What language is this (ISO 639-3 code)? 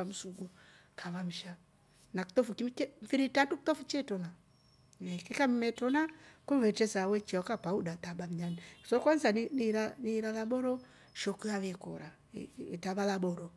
rof